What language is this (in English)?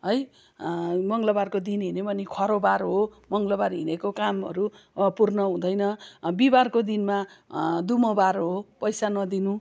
Nepali